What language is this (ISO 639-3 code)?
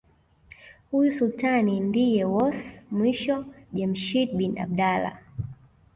swa